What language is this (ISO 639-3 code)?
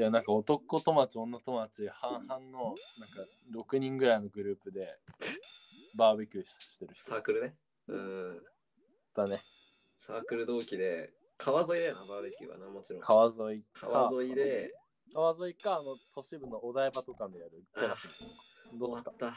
jpn